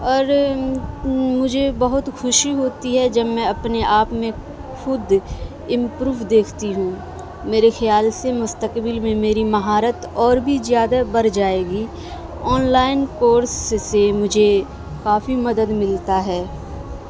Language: Urdu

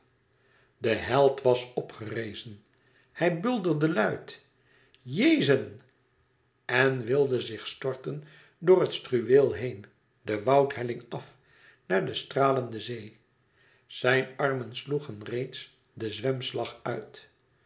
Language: Dutch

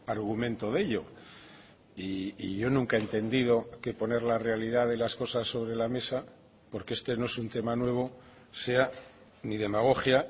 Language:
Spanish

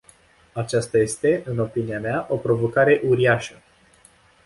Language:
Romanian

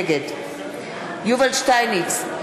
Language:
Hebrew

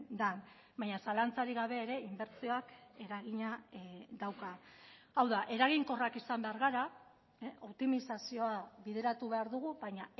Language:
Basque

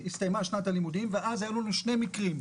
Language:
Hebrew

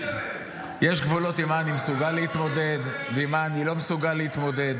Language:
Hebrew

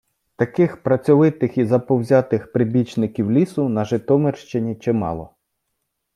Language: Ukrainian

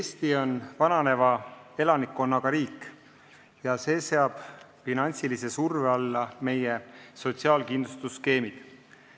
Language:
Estonian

